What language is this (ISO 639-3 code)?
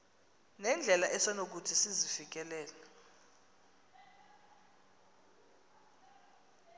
xho